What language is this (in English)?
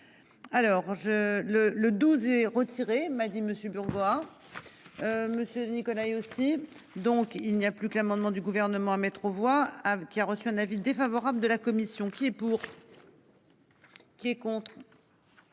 French